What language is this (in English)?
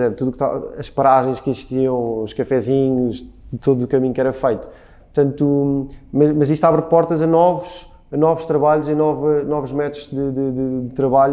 Portuguese